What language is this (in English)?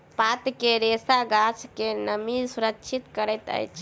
Maithili